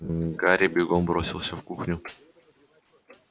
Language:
Russian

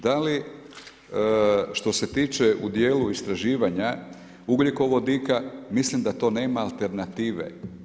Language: Croatian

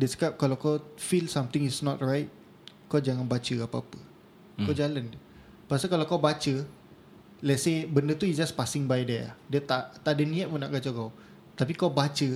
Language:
Malay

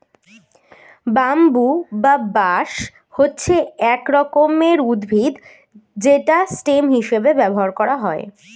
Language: Bangla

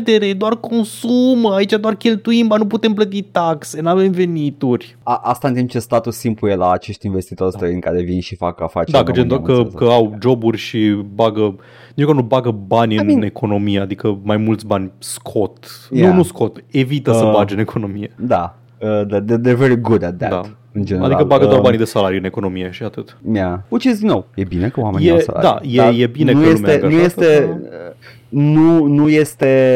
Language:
Romanian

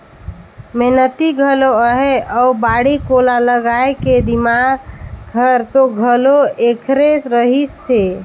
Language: Chhattisgarhi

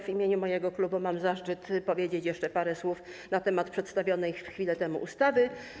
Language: Polish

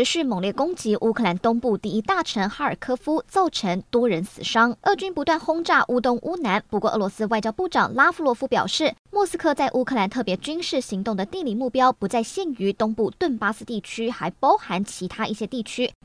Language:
Chinese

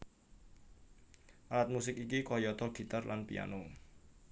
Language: Javanese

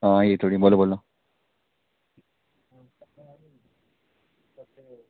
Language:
Dogri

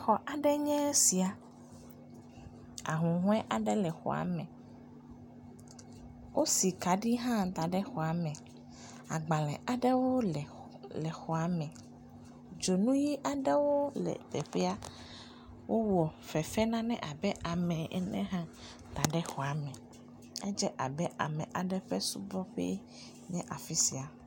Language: Ewe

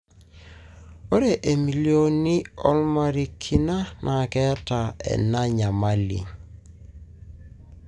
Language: Masai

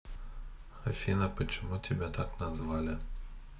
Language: Russian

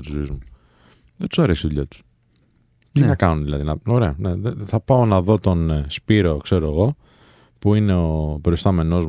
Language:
Greek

